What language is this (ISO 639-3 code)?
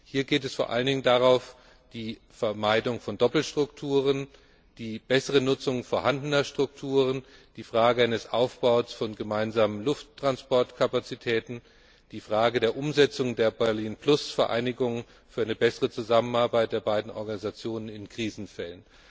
deu